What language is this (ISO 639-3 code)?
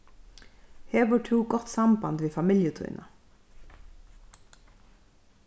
fao